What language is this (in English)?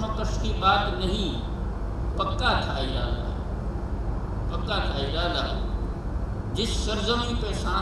Gujarati